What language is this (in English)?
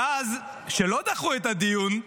Hebrew